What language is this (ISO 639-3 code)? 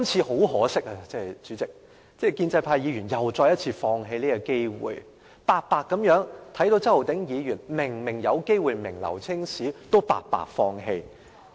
yue